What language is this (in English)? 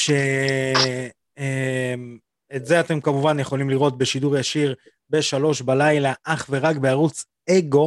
Hebrew